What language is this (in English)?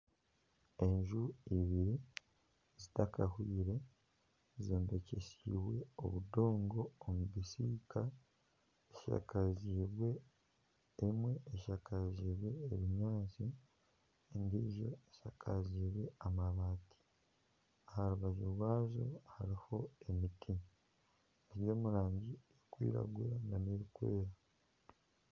Nyankole